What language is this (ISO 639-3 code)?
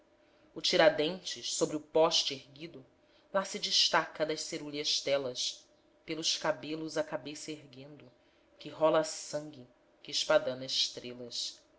por